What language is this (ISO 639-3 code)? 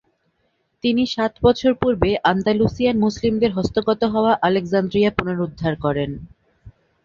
ben